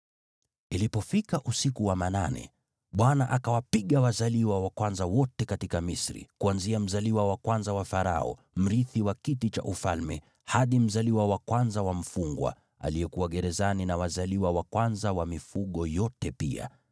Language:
Swahili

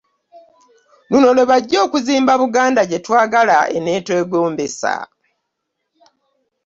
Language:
Ganda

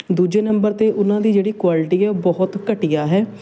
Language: Punjabi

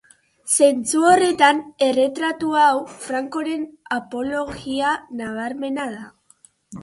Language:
Basque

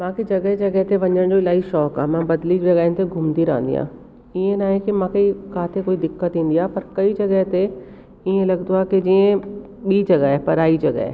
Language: Sindhi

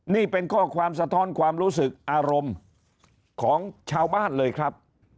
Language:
Thai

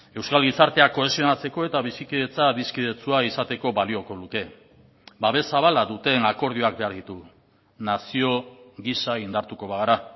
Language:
Basque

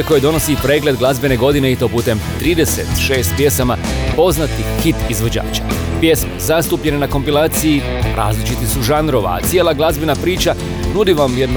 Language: Croatian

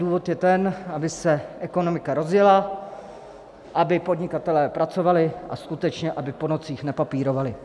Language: Czech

